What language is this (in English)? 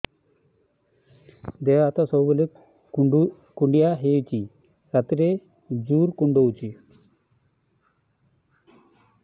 Odia